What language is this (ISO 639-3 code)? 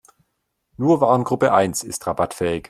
deu